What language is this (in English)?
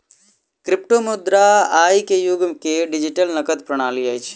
Maithili